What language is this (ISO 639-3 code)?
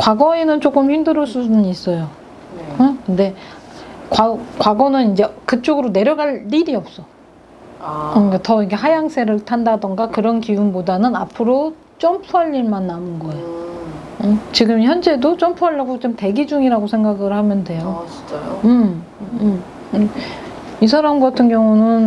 kor